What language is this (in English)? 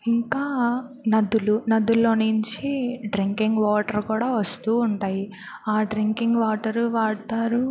Telugu